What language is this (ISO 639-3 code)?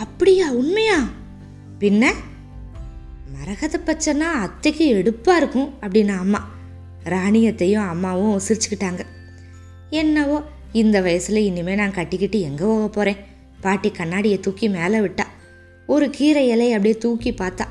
tam